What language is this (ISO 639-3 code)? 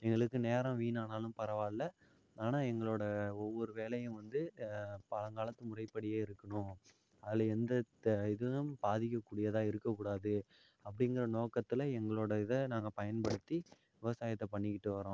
tam